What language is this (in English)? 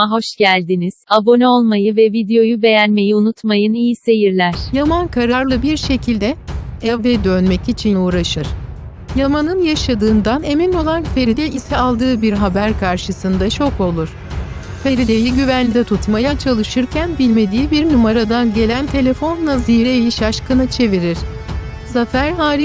Turkish